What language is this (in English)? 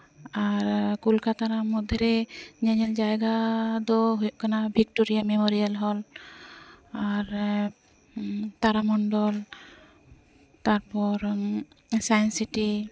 Santali